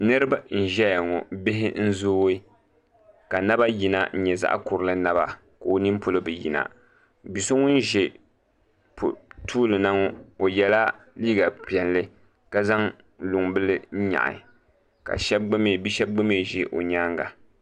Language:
Dagbani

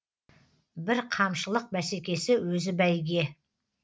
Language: Kazakh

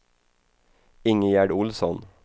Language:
Swedish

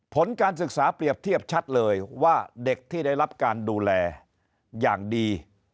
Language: Thai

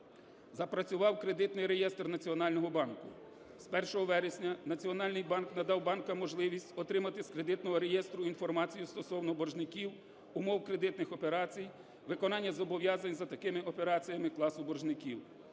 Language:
Ukrainian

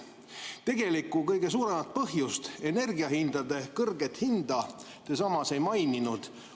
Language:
Estonian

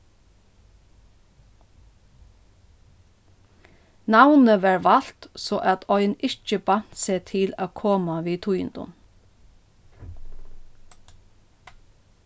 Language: Faroese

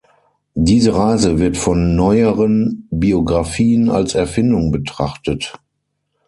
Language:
German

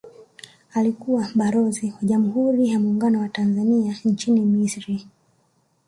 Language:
Swahili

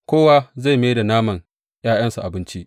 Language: Hausa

